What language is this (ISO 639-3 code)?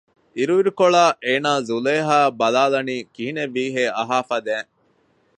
div